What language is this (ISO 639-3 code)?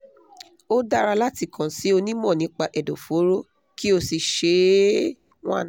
yor